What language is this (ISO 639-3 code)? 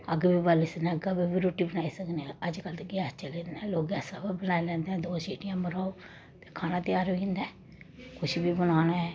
doi